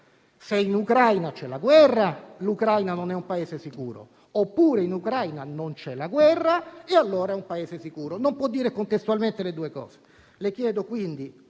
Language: Italian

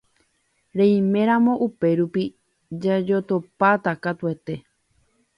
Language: Guarani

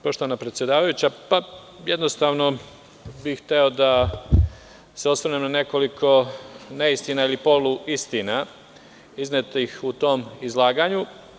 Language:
Serbian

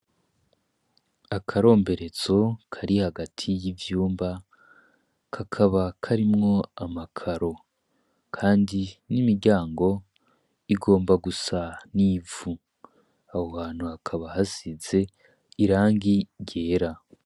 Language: Rundi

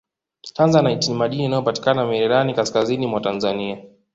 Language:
Swahili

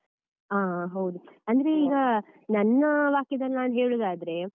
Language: Kannada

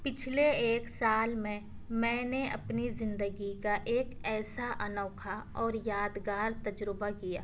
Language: Urdu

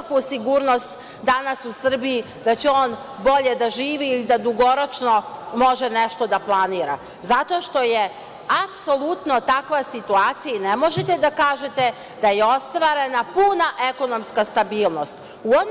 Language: Serbian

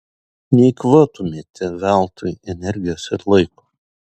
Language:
Lithuanian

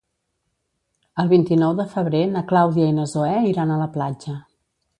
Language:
Catalan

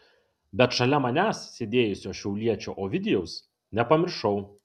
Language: Lithuanian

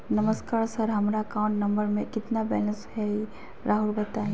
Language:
Magahi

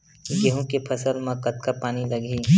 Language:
Chhattisgarhi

